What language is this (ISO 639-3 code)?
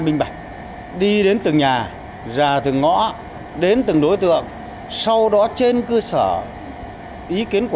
vie